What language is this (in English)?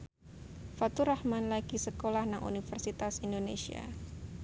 Javanese